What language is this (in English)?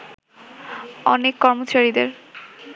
Bangla